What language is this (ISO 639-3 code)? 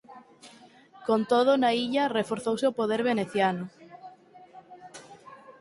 glg